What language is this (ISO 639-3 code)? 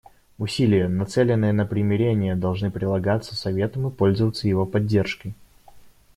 rus